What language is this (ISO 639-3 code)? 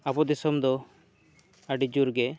sat